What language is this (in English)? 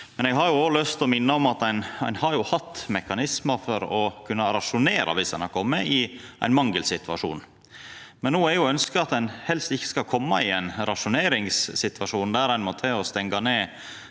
Norwegian